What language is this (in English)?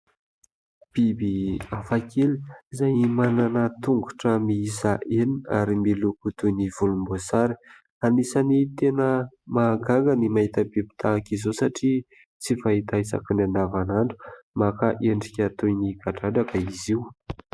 Malagasy